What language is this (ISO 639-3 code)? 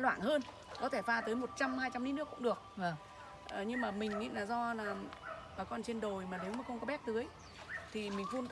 vie